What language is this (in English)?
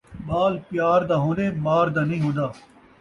Saraiki